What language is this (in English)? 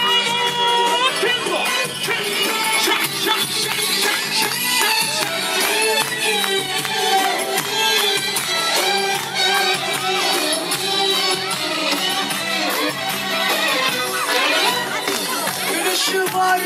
Turkish